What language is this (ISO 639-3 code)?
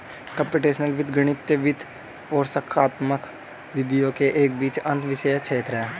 hin